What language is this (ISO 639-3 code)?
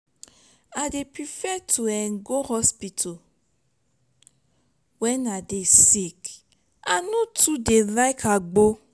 pcm